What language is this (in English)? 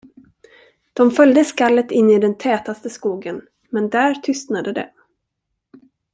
Swedish